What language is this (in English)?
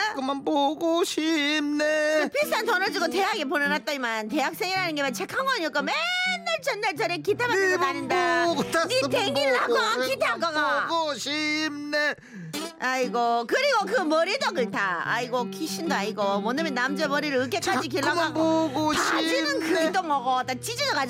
Korean